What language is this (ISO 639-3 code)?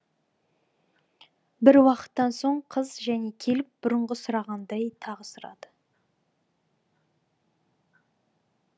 kaz